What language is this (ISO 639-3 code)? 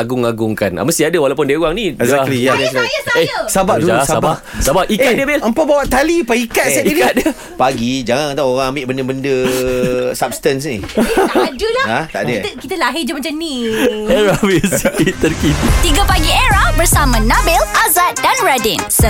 msa